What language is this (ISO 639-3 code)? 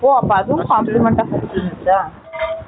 tam